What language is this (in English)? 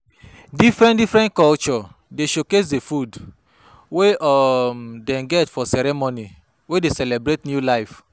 Nigerian Pidgin